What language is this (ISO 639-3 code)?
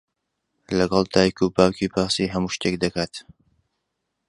ckb